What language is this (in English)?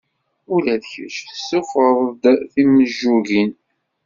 Kabyle